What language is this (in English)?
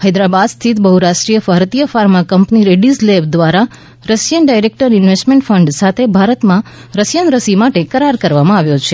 Gujarati